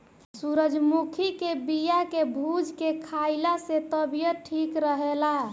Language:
Bhojpuri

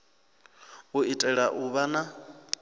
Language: Venda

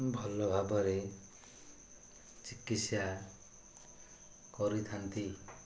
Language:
Odia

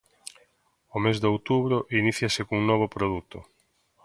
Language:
Galician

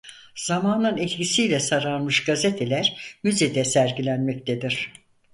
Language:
Turkish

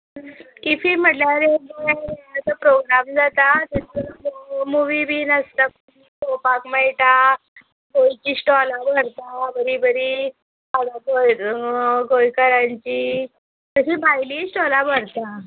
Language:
Konkani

